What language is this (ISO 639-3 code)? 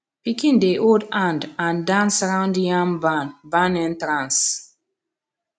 pcm